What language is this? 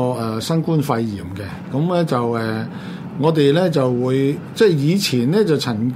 Chinese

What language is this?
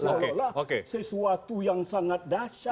Indonesian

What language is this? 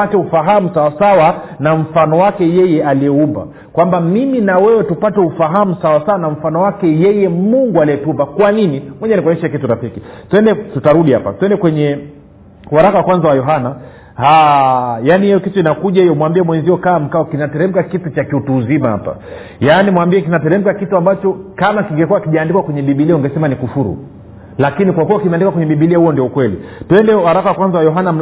Swahili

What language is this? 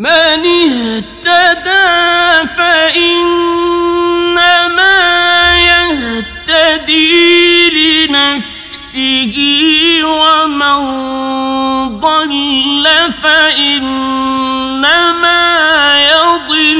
Arabic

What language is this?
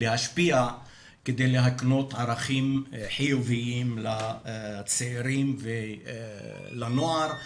Hebrew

